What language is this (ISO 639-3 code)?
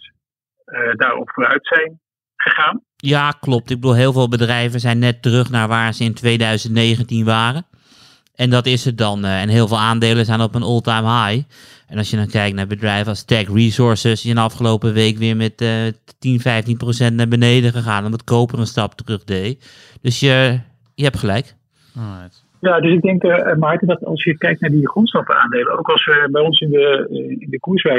nld